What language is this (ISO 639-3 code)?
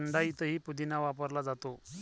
mar